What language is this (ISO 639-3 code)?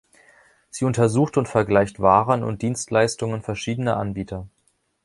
deu